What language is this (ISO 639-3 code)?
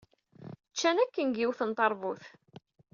kab